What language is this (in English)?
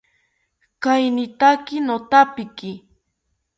South Ucayali Ashéninka